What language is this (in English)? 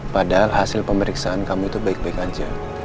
Indonesian